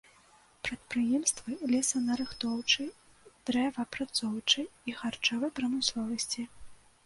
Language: Belarusian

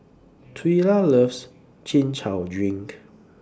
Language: English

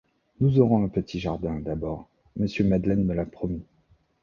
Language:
French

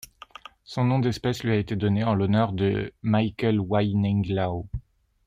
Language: French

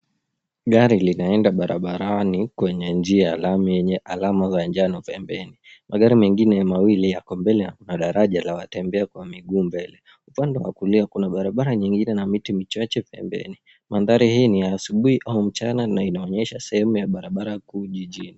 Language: Swahili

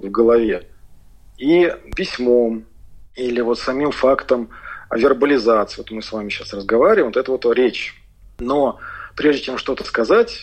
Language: Russian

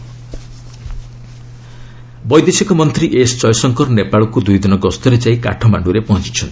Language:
Odia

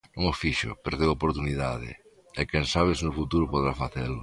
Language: Galician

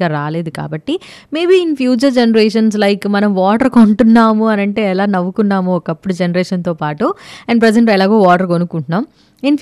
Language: Telugu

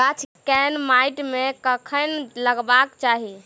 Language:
Maithili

